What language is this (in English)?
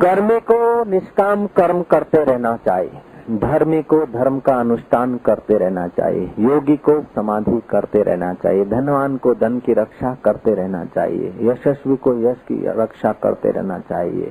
Hindi